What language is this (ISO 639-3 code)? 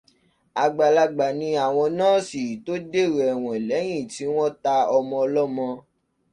yor